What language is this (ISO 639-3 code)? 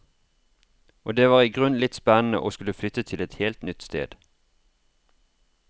nor